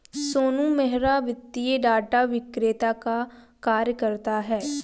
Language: Hindi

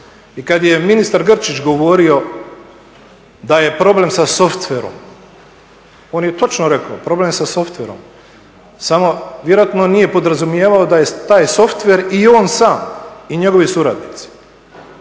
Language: Croatian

